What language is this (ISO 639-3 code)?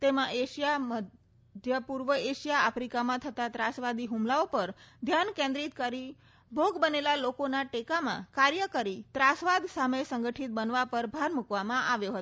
guj